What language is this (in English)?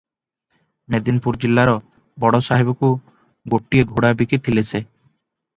Odia